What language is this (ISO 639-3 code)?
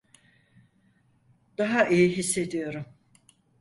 tur